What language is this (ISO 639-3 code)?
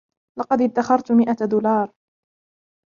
ara